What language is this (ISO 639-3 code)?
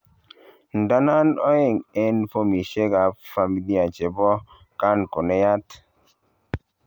kln